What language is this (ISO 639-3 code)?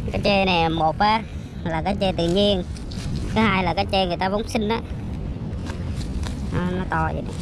vie